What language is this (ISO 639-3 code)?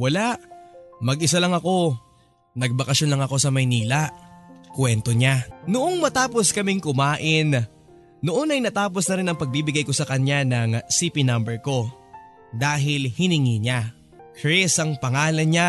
fil